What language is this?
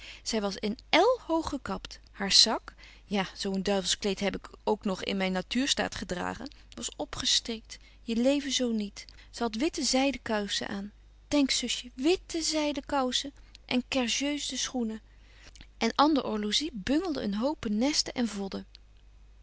Dutch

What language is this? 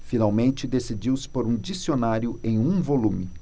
Portuguese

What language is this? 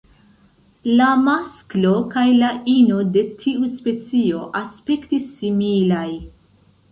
Esperanto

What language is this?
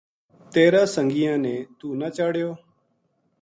Gujari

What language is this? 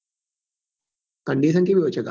Gujarati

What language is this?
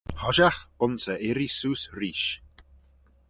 Manx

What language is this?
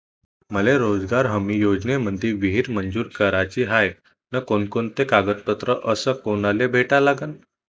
Marathi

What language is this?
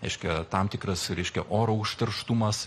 Lithuanian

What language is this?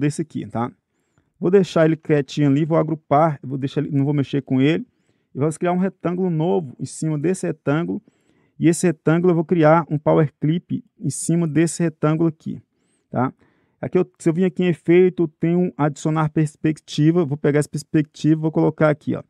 Portuguese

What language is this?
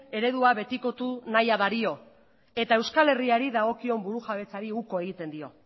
Basque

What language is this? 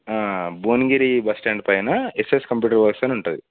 Telugu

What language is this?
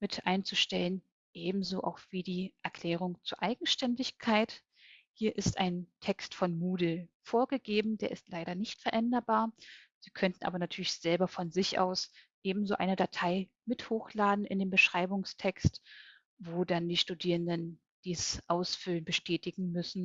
German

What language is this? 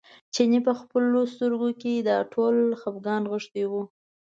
Pashto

